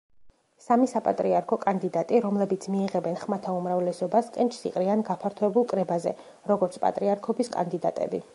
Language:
Georgian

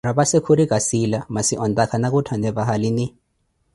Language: Koti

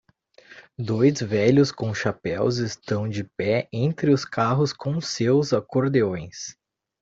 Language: Portuguese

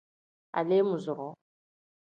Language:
Tem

